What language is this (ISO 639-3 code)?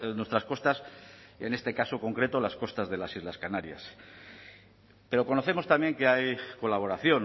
spa